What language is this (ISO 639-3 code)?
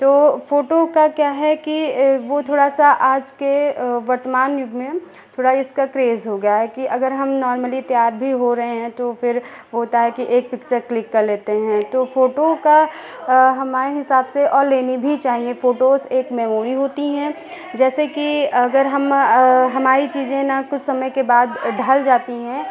hin